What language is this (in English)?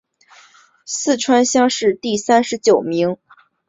Chinese